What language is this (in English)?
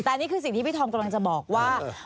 Thai